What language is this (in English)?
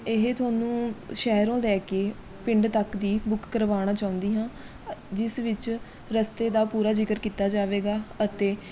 Punjabi